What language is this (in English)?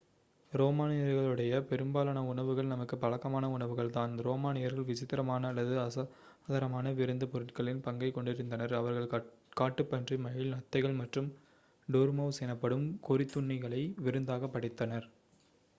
Tamil